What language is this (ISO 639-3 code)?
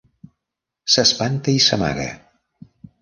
cat